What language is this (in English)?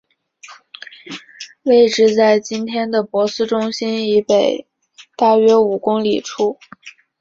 Chinese